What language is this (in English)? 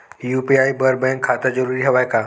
Chhattisgarhi